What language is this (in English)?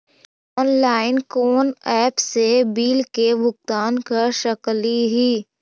Magahi